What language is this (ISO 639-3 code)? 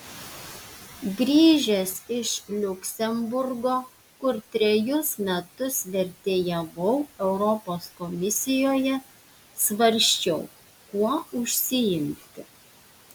lit